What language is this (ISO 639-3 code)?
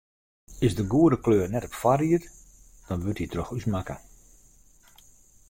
fry